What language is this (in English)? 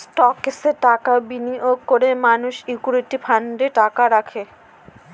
Bangla